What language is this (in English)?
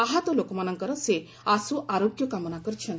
Odia